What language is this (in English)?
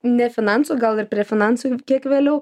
Lithuanian